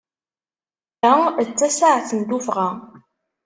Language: Kabyle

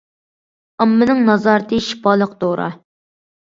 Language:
Uyghur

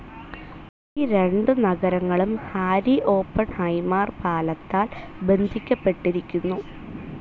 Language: Malayalam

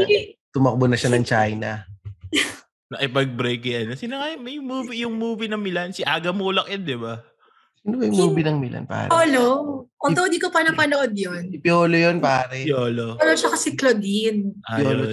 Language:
Filipino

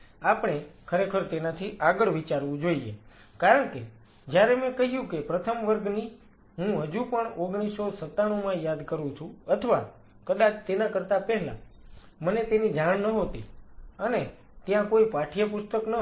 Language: Gujarati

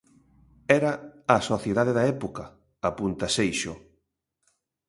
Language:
Galician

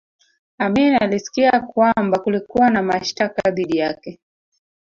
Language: Swahili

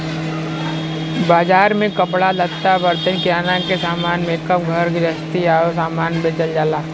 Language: Bhojpuri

